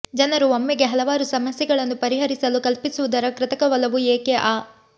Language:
Kannada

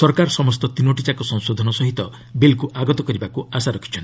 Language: Odia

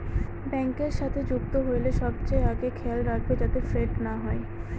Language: Bangla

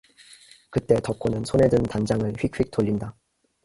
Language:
Korean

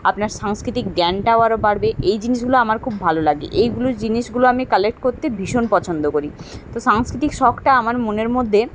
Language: Bangla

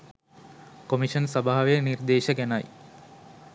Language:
Sinhala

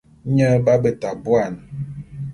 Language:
Bulu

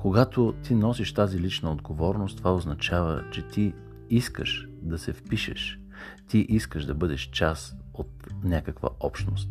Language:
Bulgarian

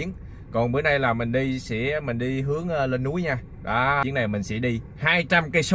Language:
Vietnamese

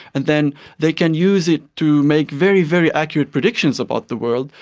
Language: English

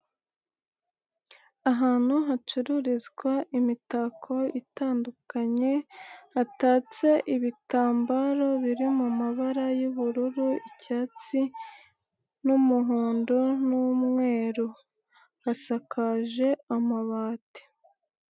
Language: Kinyarwanda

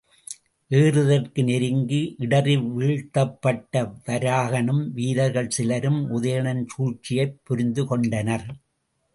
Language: Tamil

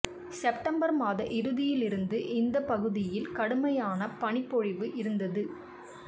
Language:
Tamil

